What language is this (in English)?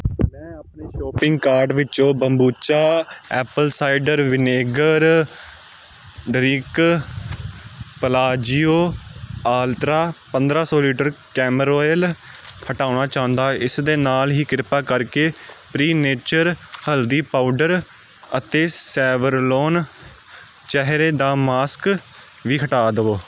Punjabi